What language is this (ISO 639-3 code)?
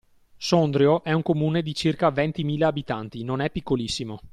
ita